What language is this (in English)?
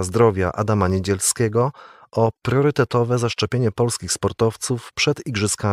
Polish